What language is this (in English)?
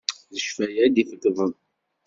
Kabyle